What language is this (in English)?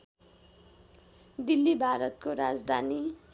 Nepali